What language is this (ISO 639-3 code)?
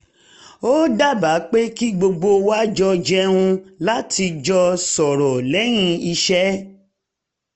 yor